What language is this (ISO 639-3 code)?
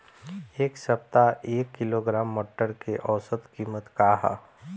bho